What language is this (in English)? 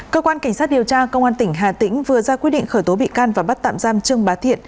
Vietnamese